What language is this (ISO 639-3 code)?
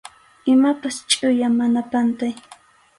qxu